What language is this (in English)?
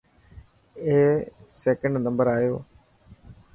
Dhatki